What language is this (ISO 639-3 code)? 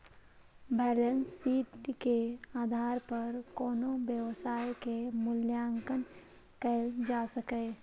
mai